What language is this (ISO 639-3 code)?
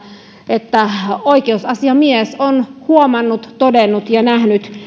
fin